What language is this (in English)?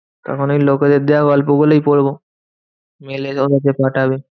Bangla